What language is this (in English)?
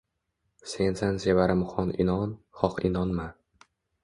Uzbek